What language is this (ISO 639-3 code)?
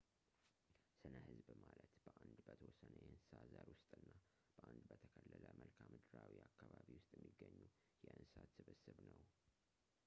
amh